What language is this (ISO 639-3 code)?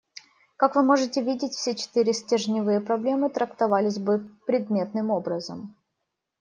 rus